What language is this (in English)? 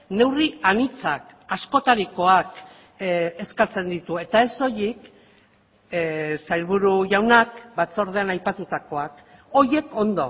Basque